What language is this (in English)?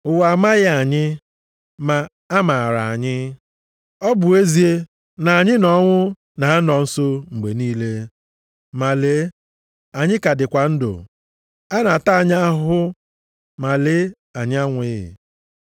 Igbo